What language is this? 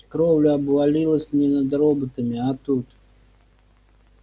Russian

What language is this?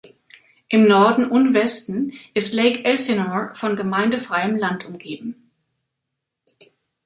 German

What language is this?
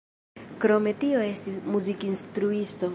Esperanto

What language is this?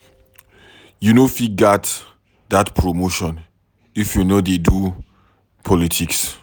Nigerian Pidgin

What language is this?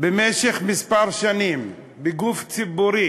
Hebrew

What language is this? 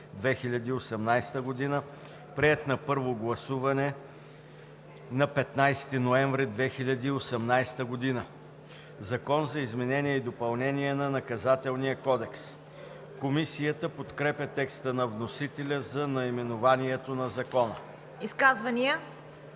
Bulgarian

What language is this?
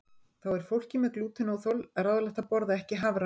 Icelandic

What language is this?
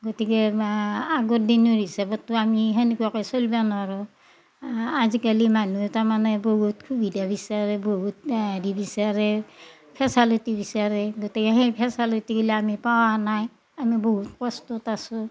Assamese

